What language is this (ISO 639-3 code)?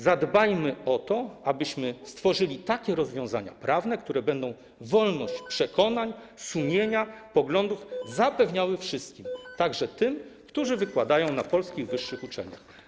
pol